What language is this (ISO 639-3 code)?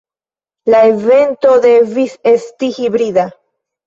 epo